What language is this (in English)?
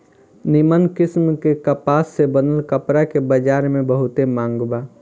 Bhojpuri